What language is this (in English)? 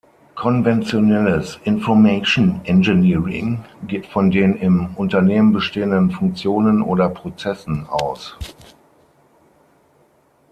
German